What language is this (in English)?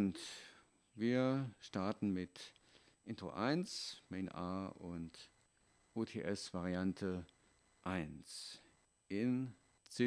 German